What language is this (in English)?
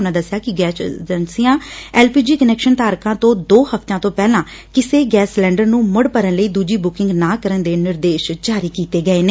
Punjabi